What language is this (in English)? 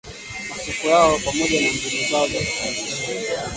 Swahili